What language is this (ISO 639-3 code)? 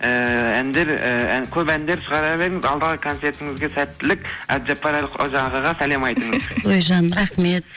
kaz